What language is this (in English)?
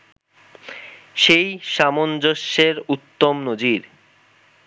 Bangla